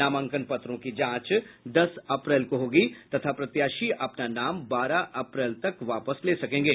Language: Hindi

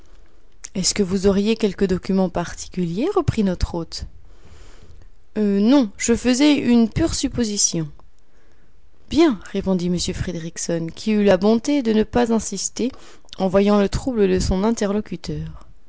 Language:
French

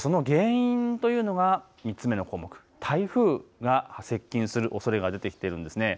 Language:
Japanese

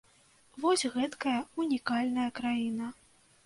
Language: Belarusian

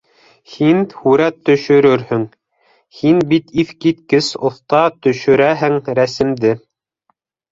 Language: Bashkir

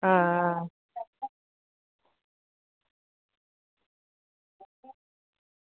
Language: Dogri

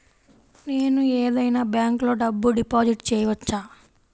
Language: Telugu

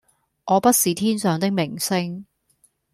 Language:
Cantonese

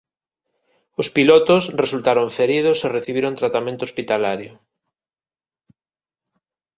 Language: Galician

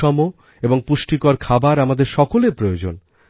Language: Bangla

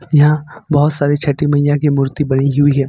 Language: Hindi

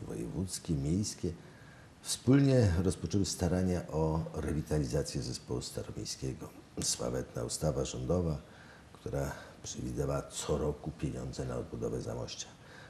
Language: Polish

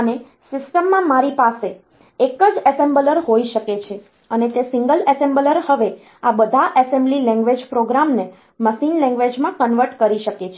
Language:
Gujarati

